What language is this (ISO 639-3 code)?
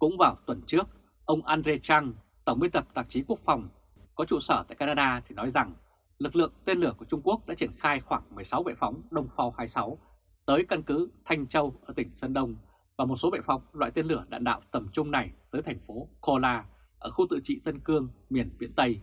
vie